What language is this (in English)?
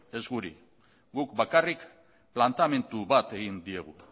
Basque